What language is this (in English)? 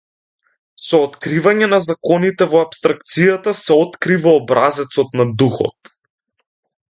Macedonian